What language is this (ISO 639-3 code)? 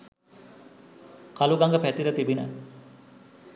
sin